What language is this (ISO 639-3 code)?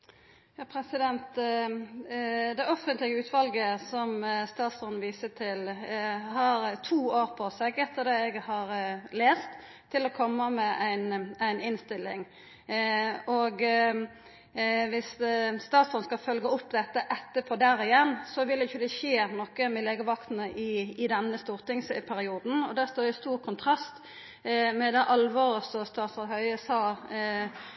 nor